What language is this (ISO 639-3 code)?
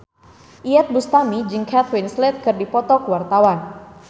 sun